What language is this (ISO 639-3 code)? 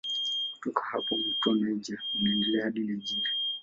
swa